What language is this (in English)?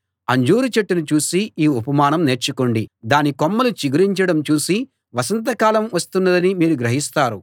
Telugu